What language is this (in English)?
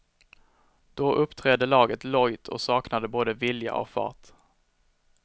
Swedish